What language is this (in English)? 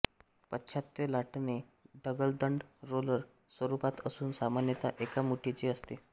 Marathi